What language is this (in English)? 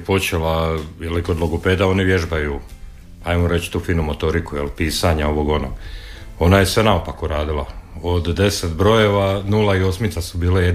Croatian